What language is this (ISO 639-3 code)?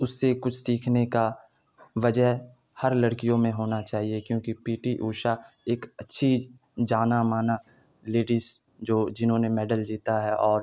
urd